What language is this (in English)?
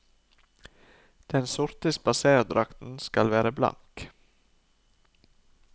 Norwegian